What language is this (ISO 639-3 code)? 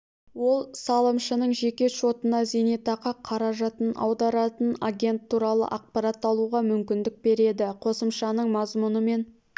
kaz